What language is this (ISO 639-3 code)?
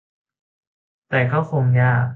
tha